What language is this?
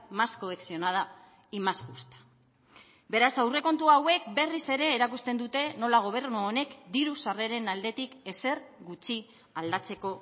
Basque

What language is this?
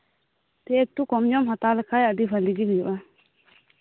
Santali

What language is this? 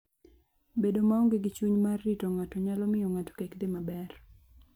Luo (Kenya and Tanzania)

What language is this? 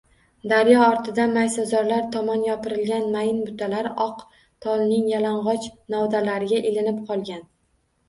Uzbek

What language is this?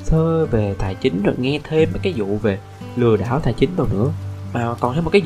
Vietnamese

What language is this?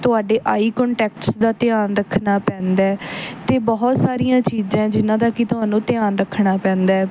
Punjabi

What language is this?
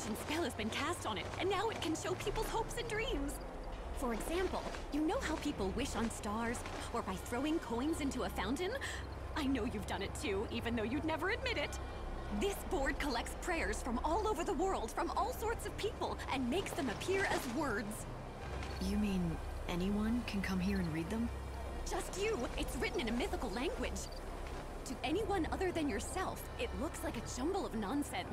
German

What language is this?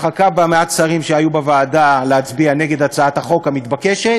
Hebrew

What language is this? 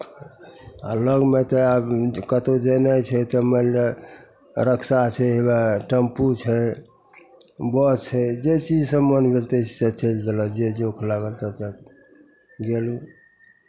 Maithili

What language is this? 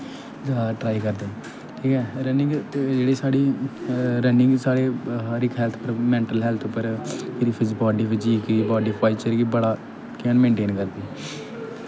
Dogri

